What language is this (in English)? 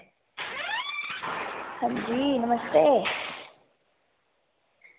Dogri